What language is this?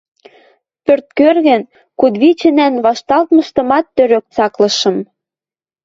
Western Mari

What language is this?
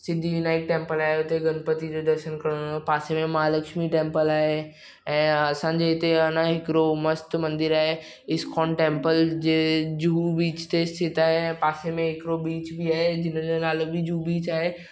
Sindhi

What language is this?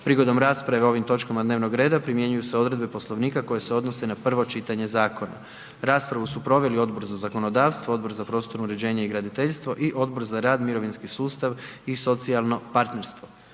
Croatian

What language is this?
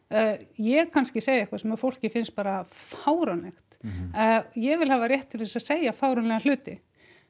Icelandic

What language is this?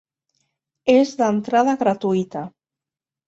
Catalan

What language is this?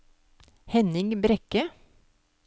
Norwegian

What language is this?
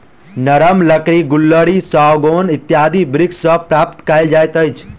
Maithili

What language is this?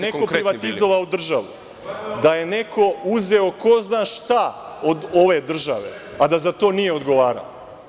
Serbian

